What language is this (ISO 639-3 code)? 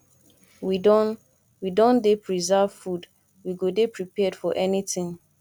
pcm